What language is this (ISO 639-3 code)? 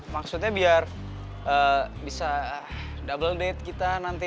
ind